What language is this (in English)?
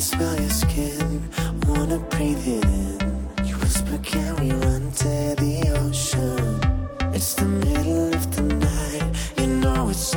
Thai